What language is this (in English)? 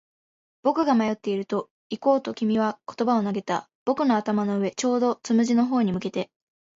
Japanese